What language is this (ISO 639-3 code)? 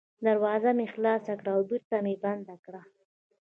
pus